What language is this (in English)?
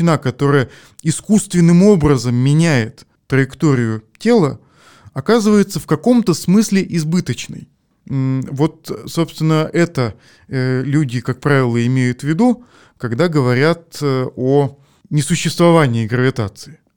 Russian